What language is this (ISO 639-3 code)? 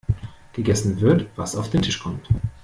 deu